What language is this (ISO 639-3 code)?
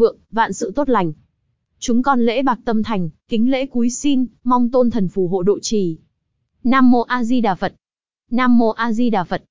vie